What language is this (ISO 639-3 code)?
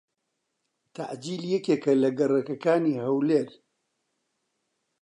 ckb